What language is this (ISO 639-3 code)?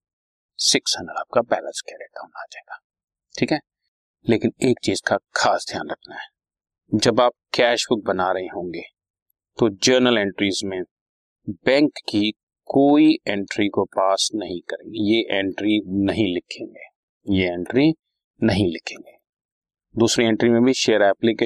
hin